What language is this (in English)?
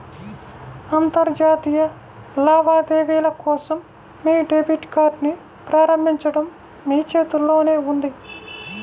Telugu